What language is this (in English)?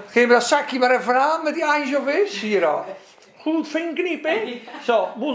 Dutch